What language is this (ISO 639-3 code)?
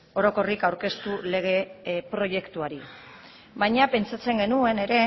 eus